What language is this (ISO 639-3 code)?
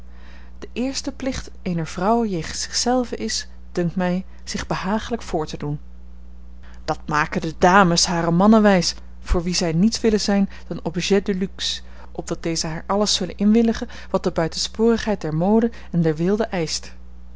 nld